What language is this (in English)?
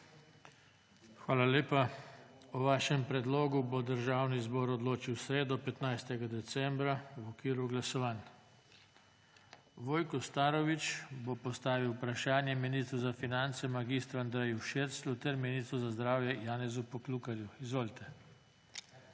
Slovenian